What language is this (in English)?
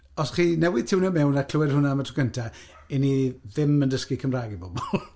Welsh